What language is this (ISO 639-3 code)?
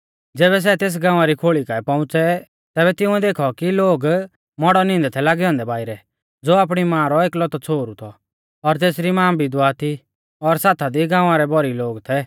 bfz